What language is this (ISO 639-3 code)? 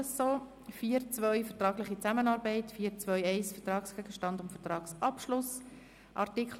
gsw